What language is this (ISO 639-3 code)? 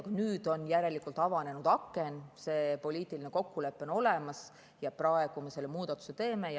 est